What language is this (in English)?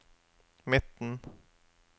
Norwegian